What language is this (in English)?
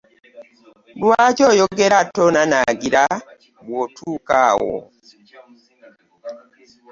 Ganda